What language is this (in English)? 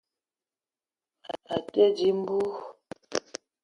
Eton (Cameroon)